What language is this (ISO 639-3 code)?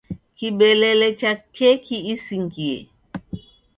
dav